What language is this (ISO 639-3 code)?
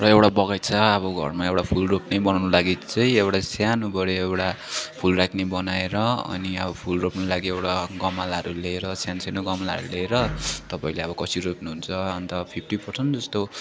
nep